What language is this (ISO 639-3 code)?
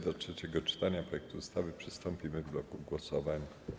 pol